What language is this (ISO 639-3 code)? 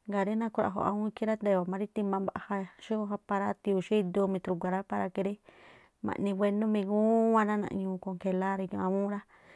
tpl